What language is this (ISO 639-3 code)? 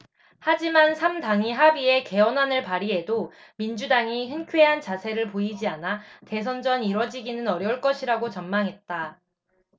kor